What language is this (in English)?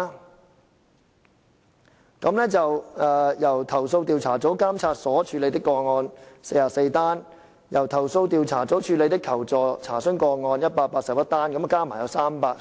Cantonese